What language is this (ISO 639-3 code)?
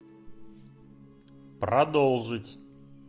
rus